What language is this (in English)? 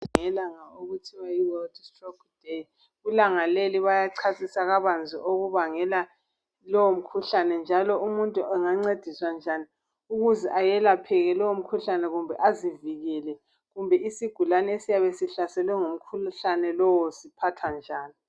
North Ndebele